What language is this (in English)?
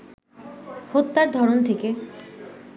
Bangla